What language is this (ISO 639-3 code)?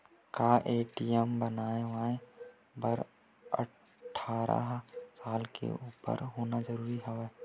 hne